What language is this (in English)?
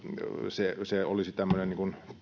Finnish